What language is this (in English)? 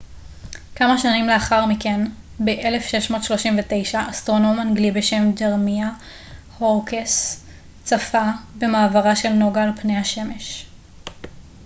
Hebrew